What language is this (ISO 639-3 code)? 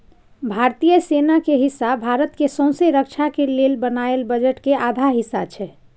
mai